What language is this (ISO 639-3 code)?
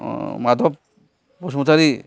brx